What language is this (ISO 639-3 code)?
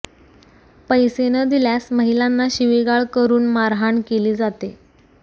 mar